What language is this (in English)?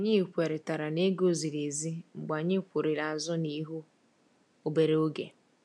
Igbo